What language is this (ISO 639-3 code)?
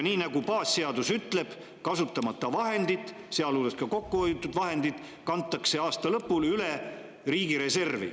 est